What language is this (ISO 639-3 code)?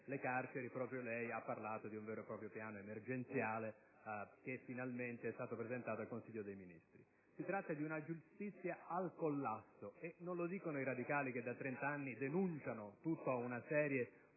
ita